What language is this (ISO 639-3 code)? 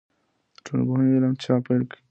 pus